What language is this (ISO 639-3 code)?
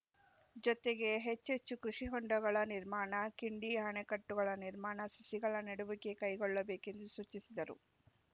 kan